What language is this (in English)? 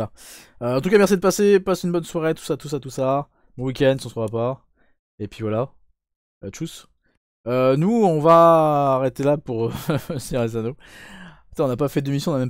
French